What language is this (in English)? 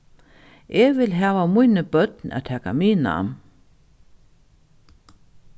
Faroese